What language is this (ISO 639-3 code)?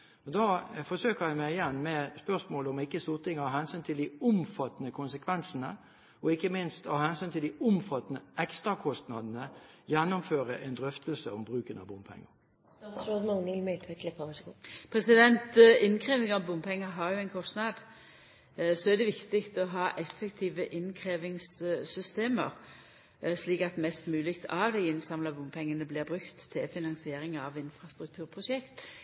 nor